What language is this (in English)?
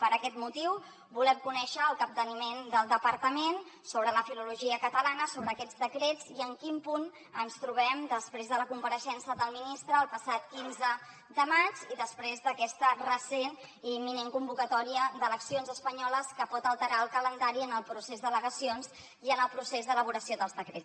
Catalan